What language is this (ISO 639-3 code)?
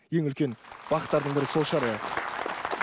kaz